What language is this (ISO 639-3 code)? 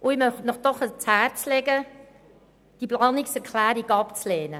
gsw